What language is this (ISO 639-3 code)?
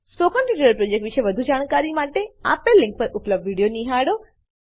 guj